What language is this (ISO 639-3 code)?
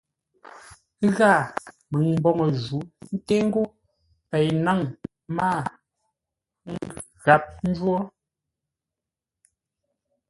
nla